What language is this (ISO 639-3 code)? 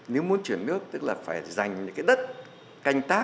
vie